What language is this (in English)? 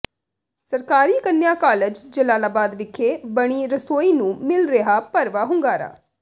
Punjabi